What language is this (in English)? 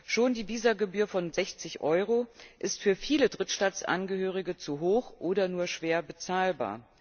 German